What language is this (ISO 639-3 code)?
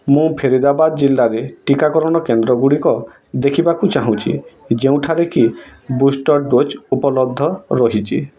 ori